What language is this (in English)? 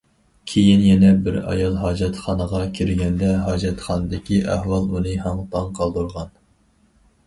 Uyghur